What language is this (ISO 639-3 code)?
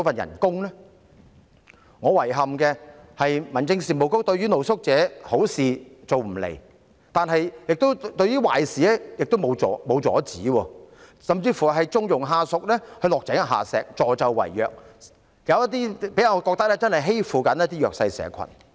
yue